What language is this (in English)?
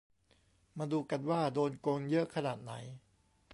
Thai